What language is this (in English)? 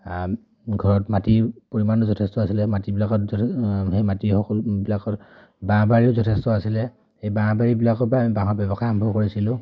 Assamese